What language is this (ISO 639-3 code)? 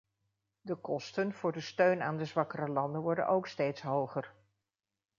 nld